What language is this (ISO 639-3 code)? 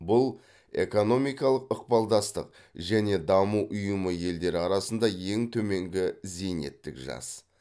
kaz